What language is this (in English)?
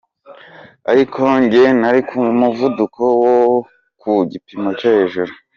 Kinyarwanda